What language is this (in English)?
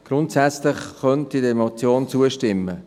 Swiss German